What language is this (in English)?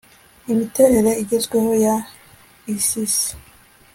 Kinyarwanda